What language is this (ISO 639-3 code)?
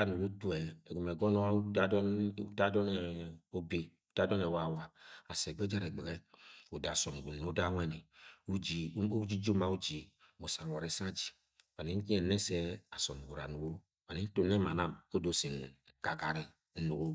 yay